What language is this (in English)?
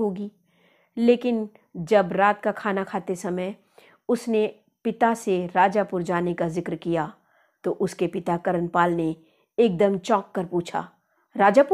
Hindi